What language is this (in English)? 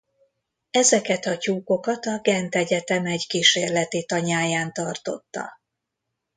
Hungarian